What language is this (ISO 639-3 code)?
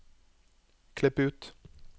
nor